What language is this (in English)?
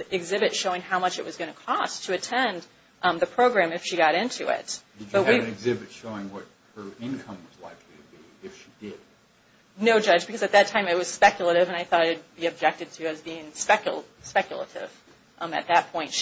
English